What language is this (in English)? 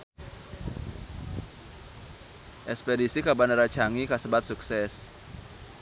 Sundanese